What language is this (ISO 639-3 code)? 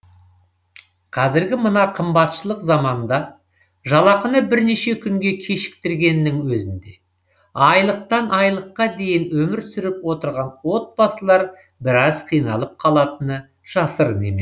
kaz